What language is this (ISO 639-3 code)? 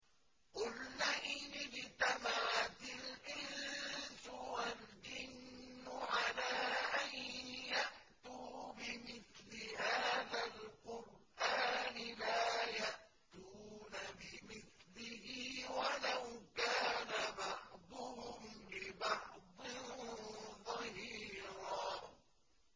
ara